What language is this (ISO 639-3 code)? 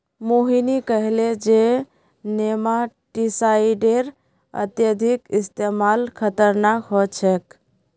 mag